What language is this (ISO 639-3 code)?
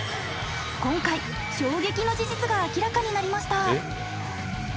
jpn